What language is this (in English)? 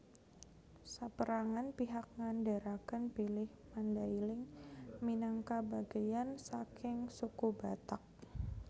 Javanese